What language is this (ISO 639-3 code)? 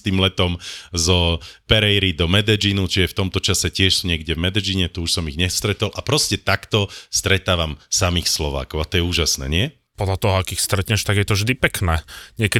slk